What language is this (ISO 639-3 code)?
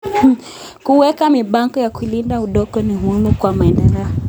kln